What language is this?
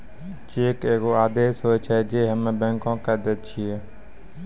Maithili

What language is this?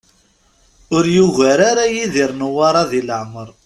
Kabyle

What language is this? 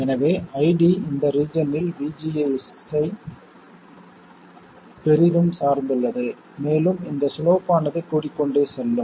Tamil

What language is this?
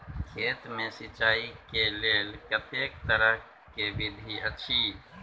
Maithili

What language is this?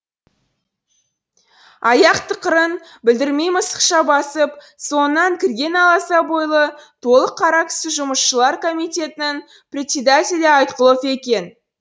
Kazakh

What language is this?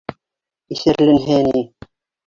Bashkir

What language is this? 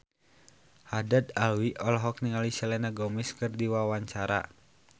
Sundanese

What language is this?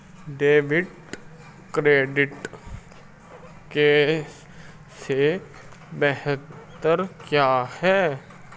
Hindi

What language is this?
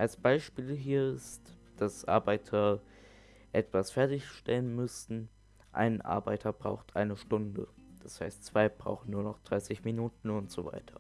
German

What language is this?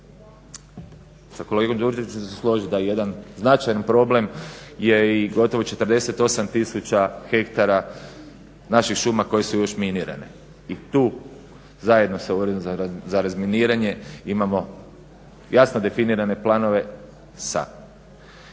Croatian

